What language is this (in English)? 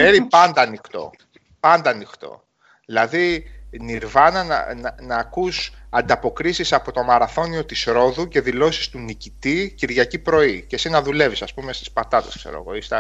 Greek